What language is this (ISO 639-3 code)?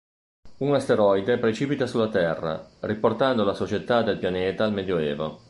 ita